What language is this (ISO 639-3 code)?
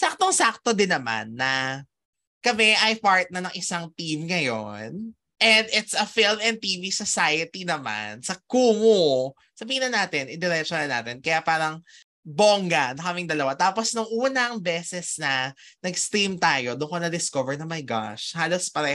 fil